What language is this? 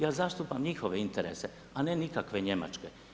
Croatian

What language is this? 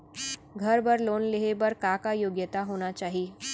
Chhattisgarhi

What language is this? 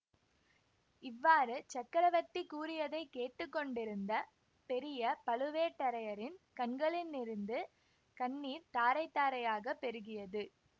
Tamil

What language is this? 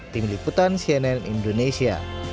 Indonesian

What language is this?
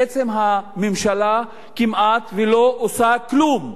Hebrew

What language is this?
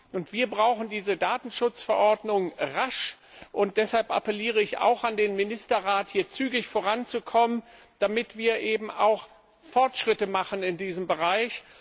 German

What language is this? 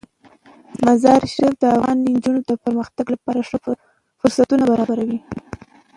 Pashto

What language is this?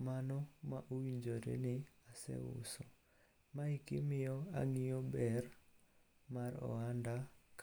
Luo (Kenya and Tanzania)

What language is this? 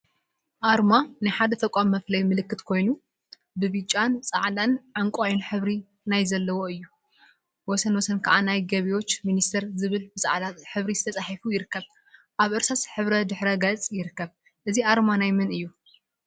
Tigrinya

